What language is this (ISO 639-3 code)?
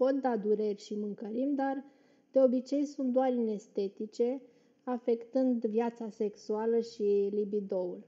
ron